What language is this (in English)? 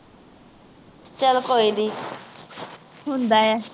Punjabi